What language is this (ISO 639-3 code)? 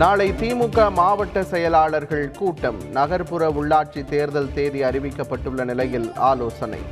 tam